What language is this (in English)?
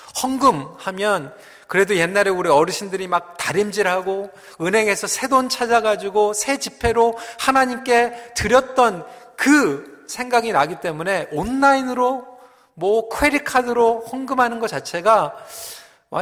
Korean